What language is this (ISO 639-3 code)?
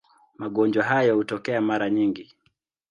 swa